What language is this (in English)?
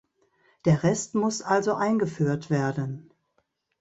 German